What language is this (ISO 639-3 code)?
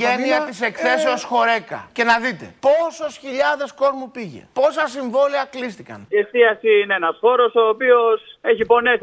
ell